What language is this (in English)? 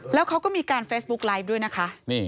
Thai